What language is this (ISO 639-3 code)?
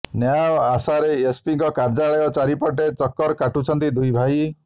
ori